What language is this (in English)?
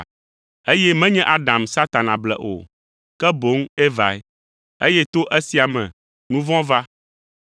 Ewe